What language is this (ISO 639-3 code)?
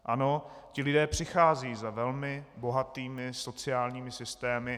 ces